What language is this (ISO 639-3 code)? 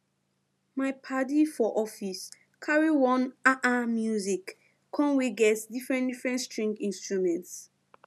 pcm